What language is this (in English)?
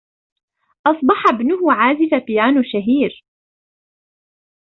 Arabic